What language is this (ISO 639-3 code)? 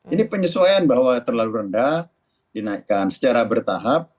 ind